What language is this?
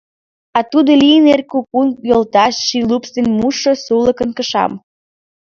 Mari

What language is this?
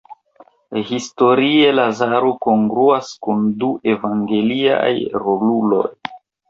Esperanto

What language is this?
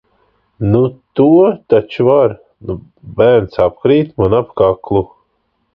Latvian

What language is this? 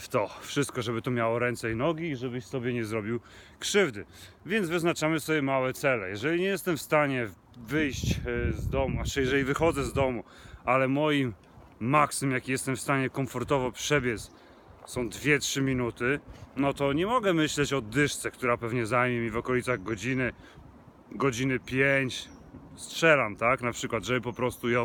Polish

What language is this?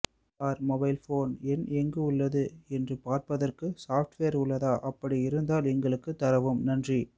Tamil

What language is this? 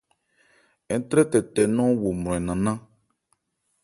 Ebrié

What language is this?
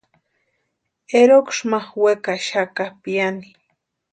Western Highland Purepecha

